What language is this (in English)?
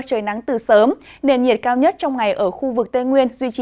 Vietnamese